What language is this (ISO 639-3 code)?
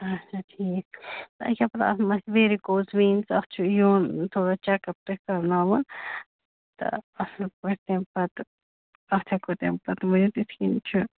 kas